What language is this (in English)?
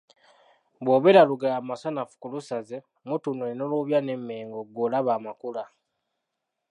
Ganda